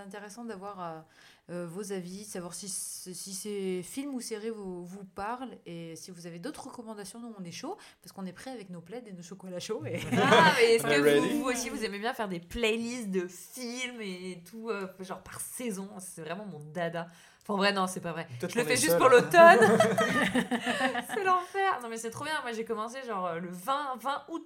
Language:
French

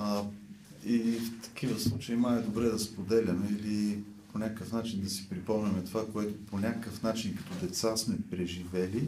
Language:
Bulgarian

